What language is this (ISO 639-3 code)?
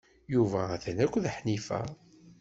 kab